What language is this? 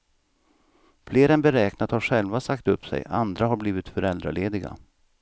Swedish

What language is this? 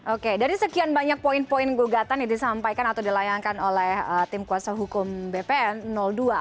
Indonesian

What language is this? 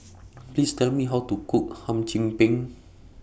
English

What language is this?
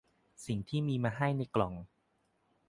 Thai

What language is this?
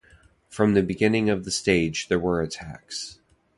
English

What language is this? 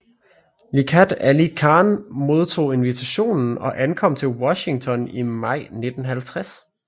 Danish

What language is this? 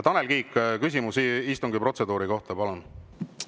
Estonian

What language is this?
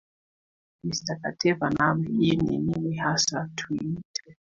Swahili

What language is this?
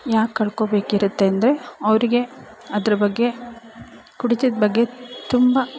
Kannada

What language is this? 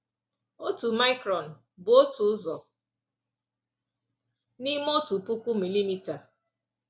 Igbo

